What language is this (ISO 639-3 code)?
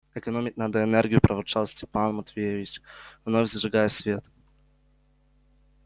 rus